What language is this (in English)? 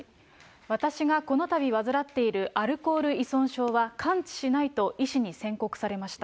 Japanese